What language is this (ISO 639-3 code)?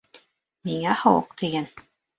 bak